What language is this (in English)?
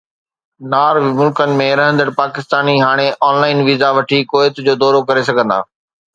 Sindhi